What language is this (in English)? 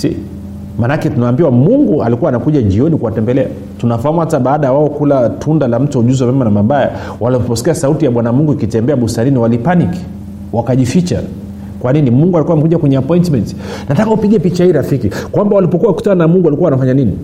Swahili